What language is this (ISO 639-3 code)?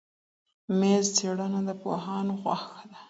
pus